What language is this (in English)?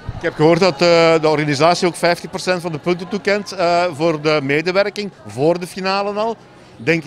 Dutch